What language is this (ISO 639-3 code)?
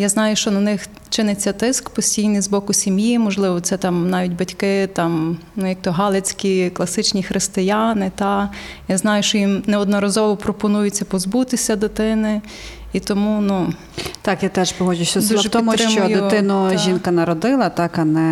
ukr